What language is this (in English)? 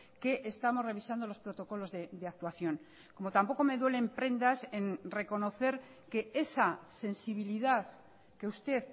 Spanish